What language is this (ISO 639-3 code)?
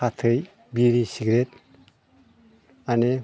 brx